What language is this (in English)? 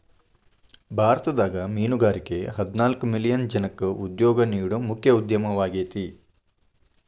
Kannada